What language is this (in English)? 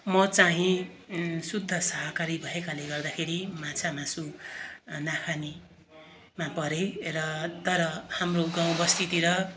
Nepali